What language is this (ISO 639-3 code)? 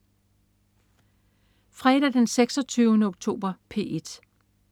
dan